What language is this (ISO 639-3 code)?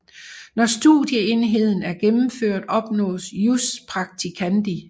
dan